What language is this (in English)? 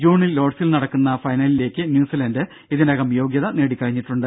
Malayalam